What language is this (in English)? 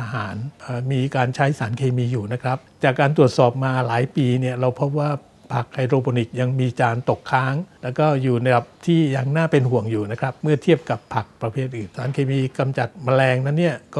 Thai